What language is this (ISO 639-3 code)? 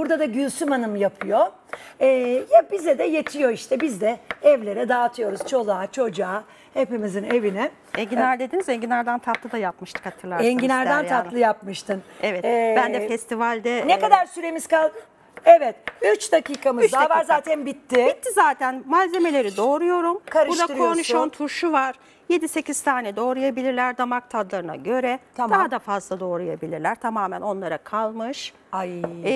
tur